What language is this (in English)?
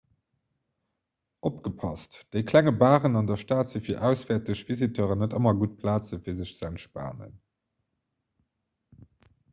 Luxembourgish